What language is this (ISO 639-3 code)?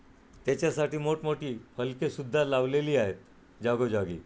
mar